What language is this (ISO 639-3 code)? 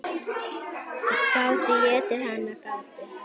isl